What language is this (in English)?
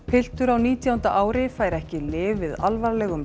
Icelandic